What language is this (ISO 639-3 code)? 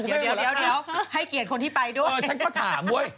tha